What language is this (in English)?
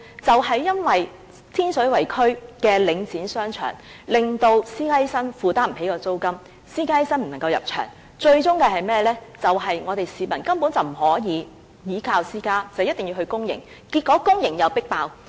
Cantonese